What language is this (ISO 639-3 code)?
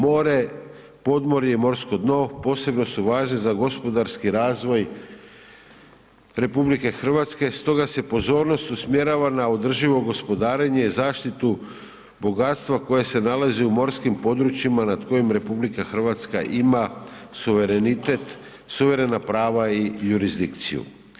hrv